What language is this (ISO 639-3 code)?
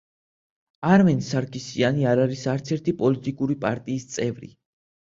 kat